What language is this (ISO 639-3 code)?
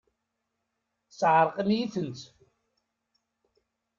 kab